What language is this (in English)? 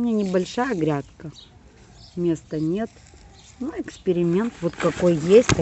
Russian